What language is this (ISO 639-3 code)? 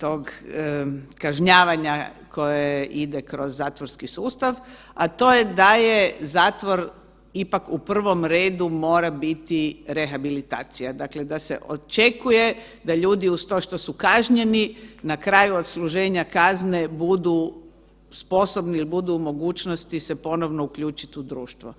hrv